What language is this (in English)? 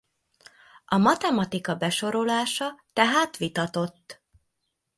Hungarian